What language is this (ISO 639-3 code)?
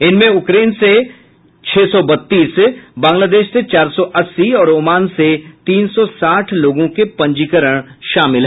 hin